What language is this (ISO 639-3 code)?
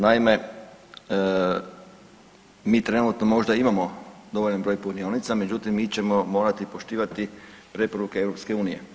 hrv